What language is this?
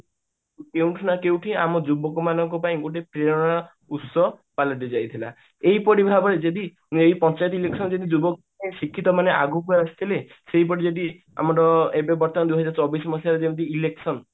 Odia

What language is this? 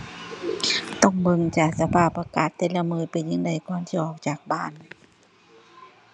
Thai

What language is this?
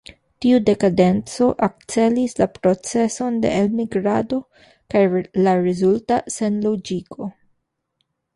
Esperanto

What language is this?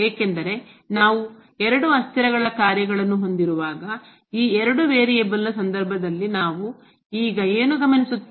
Kannada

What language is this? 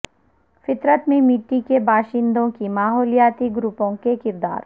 Urdu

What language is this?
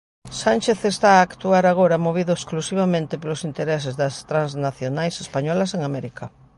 Galician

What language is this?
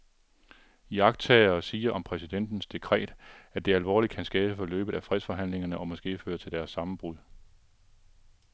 Danish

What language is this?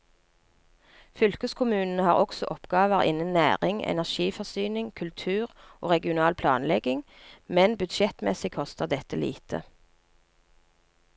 Norwegian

